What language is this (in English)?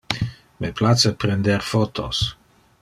Interlingua